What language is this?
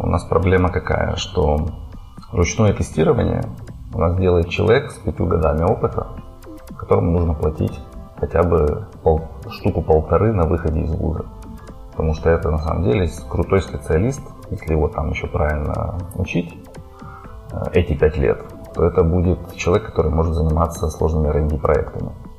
Russian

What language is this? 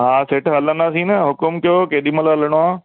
Sindhi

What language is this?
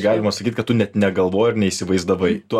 Lithuanian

